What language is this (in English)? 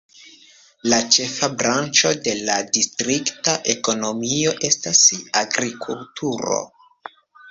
Esperanto